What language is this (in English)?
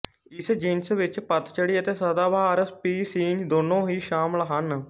Punjabi